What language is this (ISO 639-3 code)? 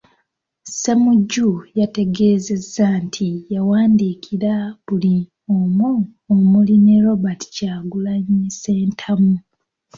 lug